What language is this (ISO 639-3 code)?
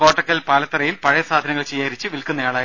mal